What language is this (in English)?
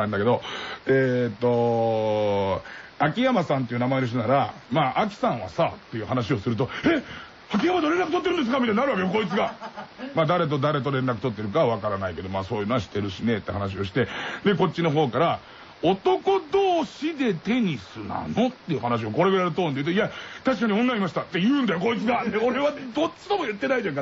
Japanese